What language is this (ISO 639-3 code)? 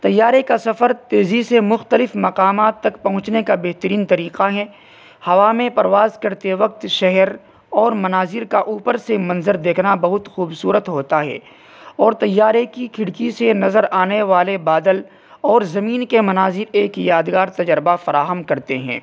urd